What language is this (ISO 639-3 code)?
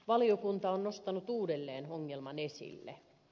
fin